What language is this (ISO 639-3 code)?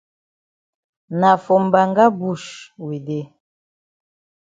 wes